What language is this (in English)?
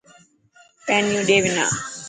Dhatki